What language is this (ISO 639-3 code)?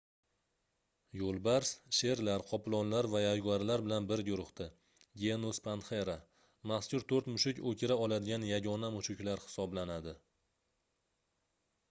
uzb